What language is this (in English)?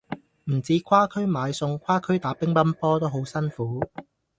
Cantonese